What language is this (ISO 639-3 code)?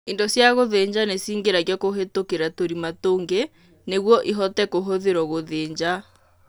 kik